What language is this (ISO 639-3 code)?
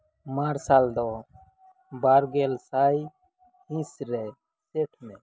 sat